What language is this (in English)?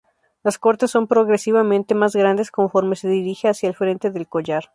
Spanish